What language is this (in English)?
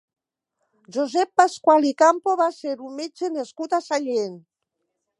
Catalan